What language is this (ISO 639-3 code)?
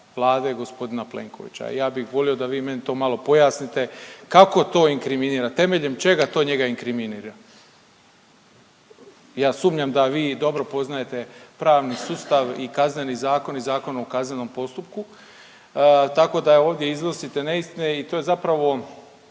hrv